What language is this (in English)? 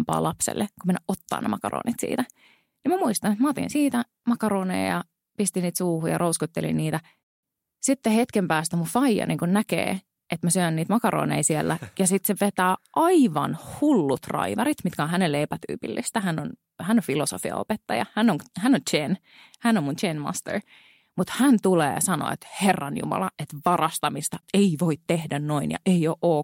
Finnish